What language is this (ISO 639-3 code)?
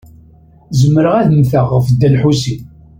kab